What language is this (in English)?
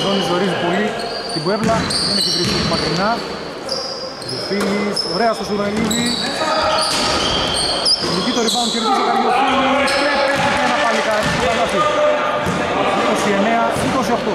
Greek